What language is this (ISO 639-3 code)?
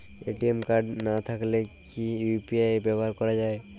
ben